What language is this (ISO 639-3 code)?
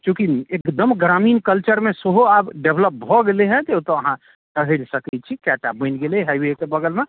mai